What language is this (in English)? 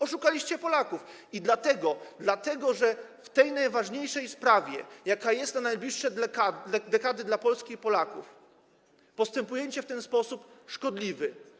Polish